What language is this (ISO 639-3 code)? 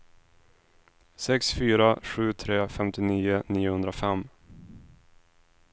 swe